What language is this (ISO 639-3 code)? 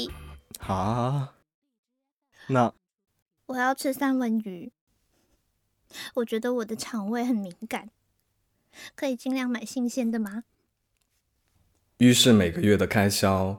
zho